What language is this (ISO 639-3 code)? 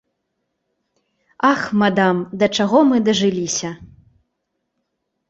bel